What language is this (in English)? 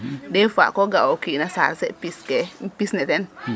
Serer